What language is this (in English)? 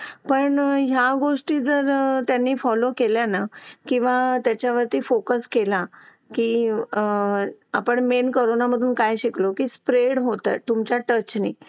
Marathi